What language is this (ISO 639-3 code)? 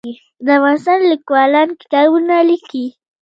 pus